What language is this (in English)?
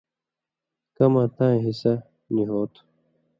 Indus Kohistani